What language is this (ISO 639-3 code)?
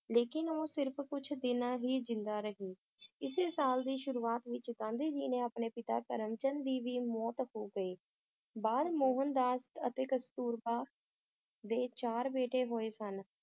pan